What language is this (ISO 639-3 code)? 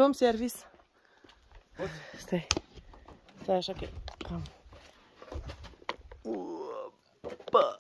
ron